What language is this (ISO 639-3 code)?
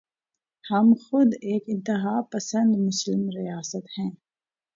urd